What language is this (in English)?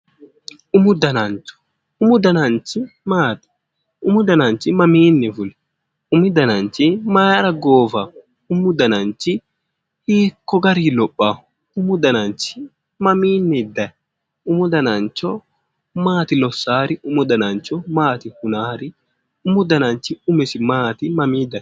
Sidamo